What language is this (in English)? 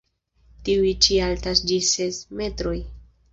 Esperanto